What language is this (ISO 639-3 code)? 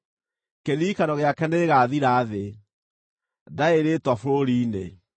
kik